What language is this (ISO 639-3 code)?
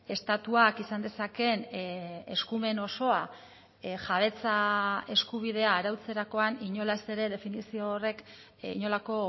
eus